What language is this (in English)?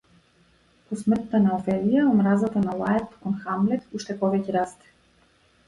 Macedonian